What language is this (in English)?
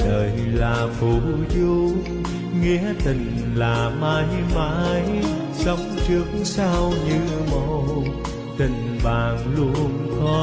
Vietnamese